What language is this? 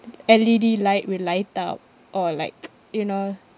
English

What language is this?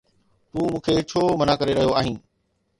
Sindhi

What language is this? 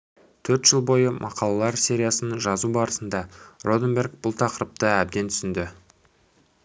Kazakh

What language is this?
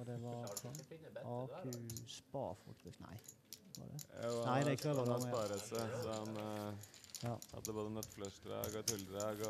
Norwegian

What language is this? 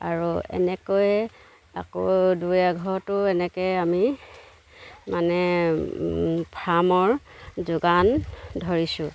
Assamese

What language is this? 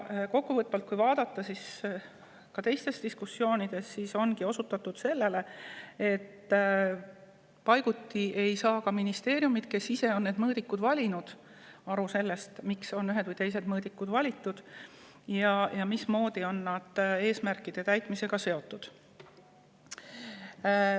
Estonian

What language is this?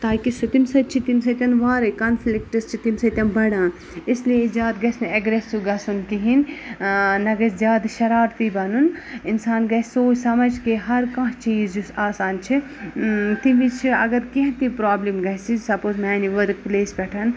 Kashmiri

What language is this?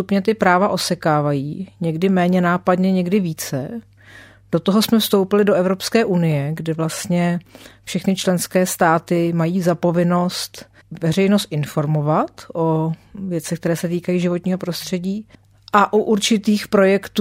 Czech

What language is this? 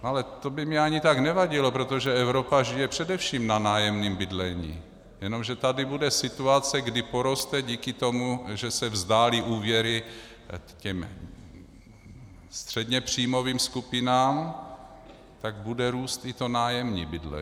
Czech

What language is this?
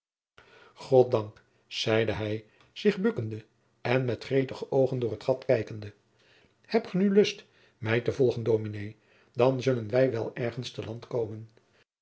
Dutch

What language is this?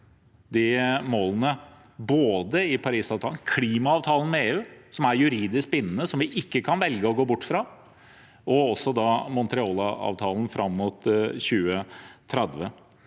Norwegian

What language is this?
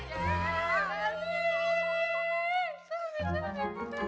Indonesian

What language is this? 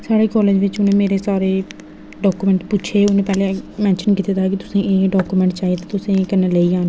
Dogri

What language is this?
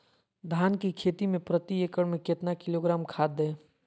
Magahi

